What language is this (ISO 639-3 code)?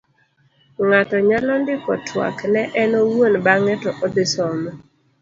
luo